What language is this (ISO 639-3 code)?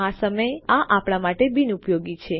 guj